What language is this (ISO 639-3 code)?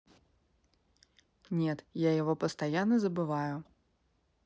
rus